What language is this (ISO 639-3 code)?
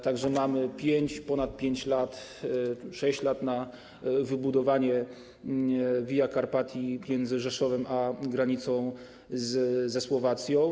pol